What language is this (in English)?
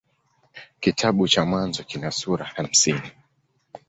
Swahili